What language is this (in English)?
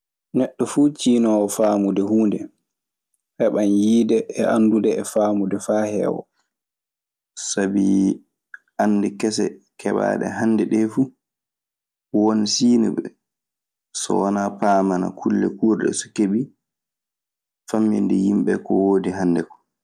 Maasina Fulfulde